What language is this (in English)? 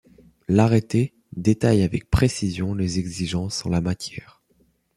French